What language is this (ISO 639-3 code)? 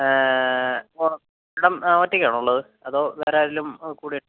mal